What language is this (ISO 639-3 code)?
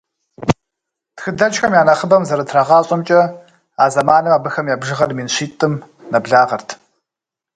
kbd